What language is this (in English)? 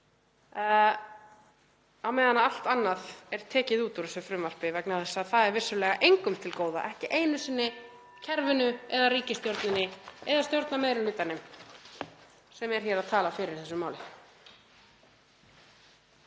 Icelandic